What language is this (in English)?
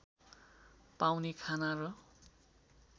Nepali